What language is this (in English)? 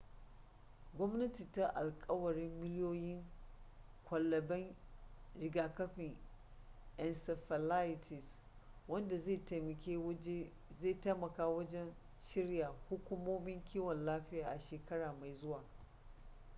Hausa